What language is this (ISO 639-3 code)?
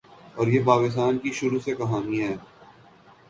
urd